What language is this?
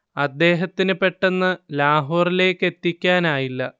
Malayalam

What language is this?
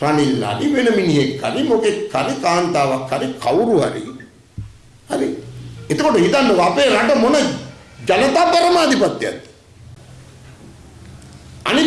Indonesian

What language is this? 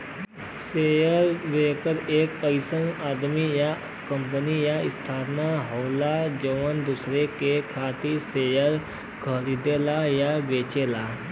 Bhojpuri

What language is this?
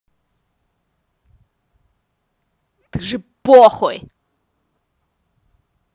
Russian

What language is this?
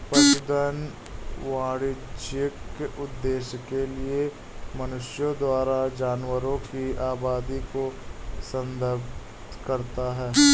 Hindi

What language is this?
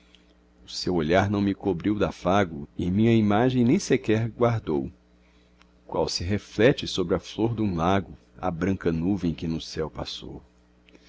Portuguese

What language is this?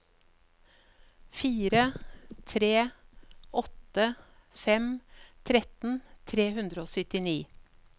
Norwegian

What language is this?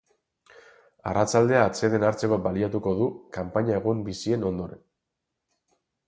Basque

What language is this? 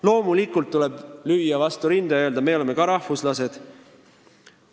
Estonian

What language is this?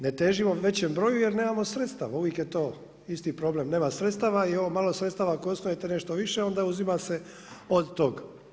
Croatian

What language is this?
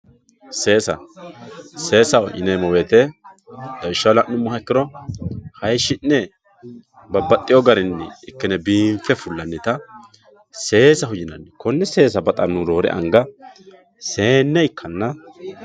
Sidamo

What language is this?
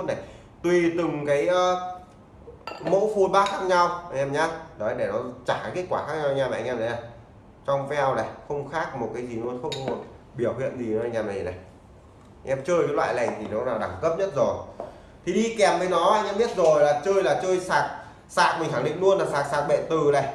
Vietnamese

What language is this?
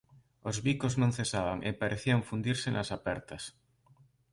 Galician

